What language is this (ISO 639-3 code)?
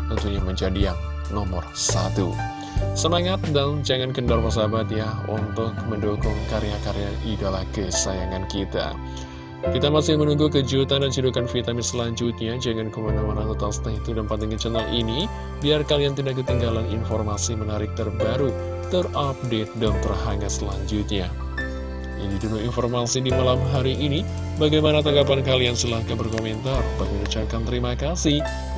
ind